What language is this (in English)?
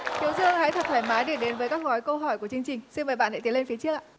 Vietnamese